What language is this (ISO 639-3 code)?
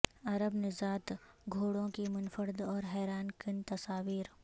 urd